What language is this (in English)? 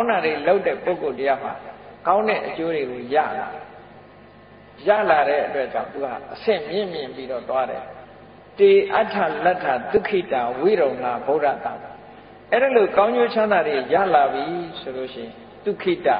Thai